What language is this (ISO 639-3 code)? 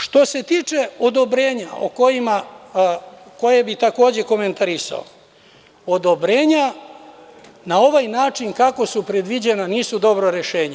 srp